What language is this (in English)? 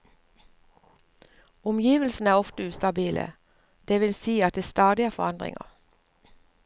Norwegian